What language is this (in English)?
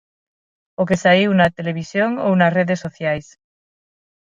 Galician